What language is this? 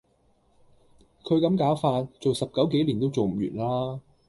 Cantonese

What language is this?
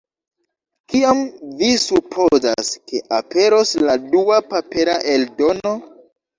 Esperanto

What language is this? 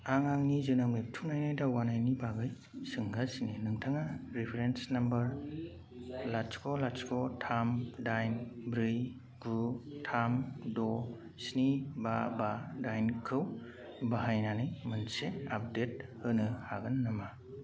Bodo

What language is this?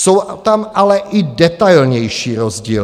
Czech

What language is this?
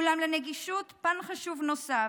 Hebrew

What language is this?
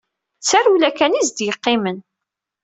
Kabyle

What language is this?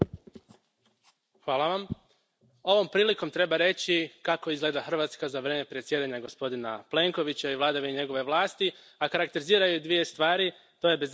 Croatian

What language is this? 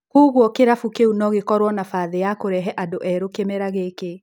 Kikuyu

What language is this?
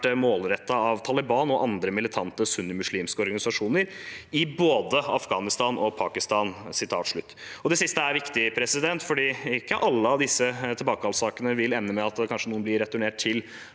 Norwegian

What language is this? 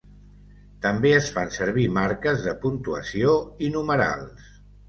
Catalan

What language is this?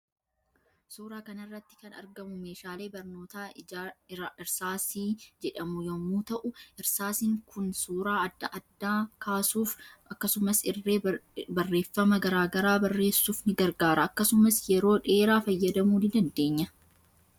Oromo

